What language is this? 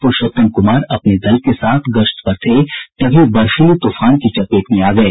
Hindi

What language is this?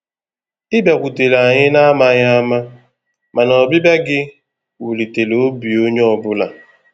Igbo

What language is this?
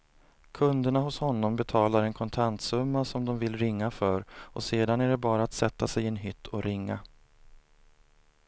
Swedish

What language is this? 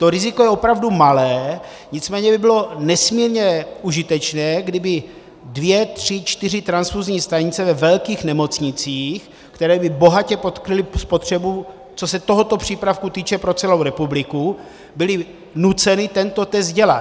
Czech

